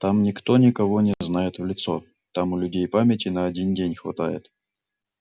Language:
Russian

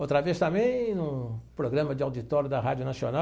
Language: Portuguese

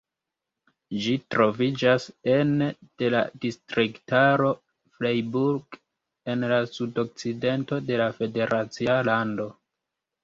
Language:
Esperanto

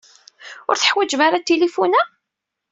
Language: Kabyle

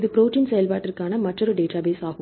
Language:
Tamil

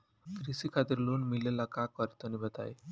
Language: Bhojpuri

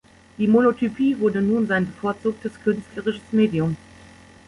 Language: German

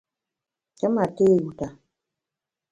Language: Bamun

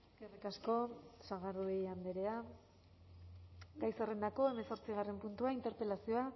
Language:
Basque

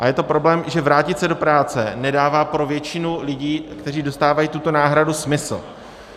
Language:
Czech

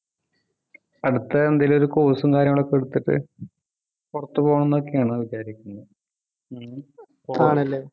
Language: Malayalam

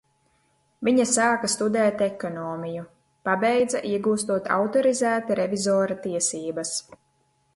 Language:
Latvian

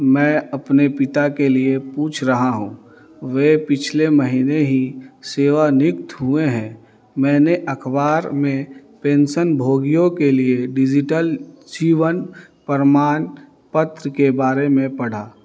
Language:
Hindi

